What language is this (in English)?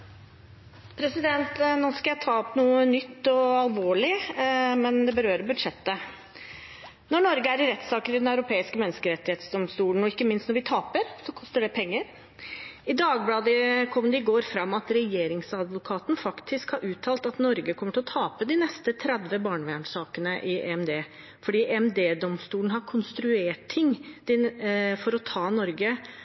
Norwegian Bokmål